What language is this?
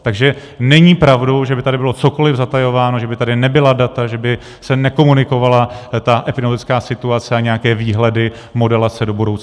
Czech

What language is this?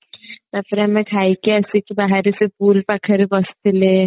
Odia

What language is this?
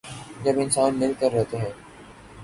Urdu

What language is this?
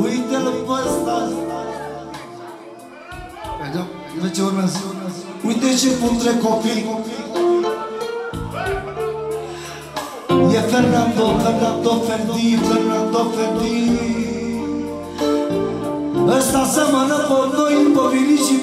Romanian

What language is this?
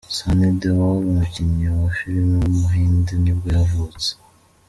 Kinyarwanda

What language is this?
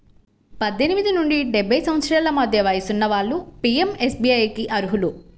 Telugu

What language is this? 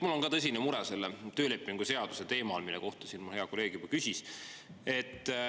Estonian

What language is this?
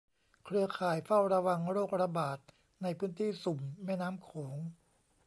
Thai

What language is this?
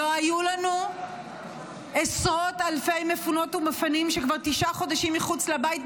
Hebrew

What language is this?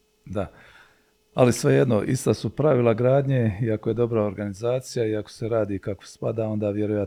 Croatian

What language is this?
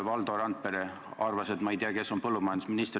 Estonian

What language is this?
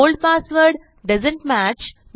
Marathi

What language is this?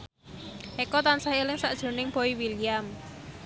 Javanese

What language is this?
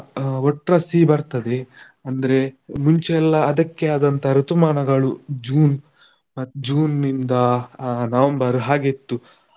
Kannada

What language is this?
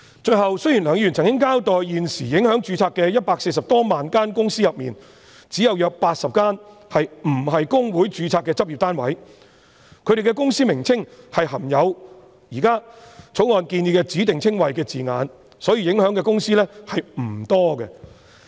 Cantonese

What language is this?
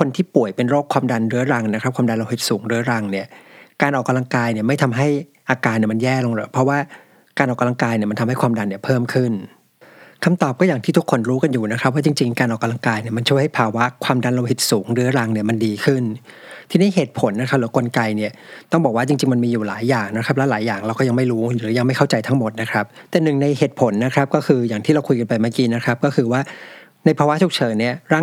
Thai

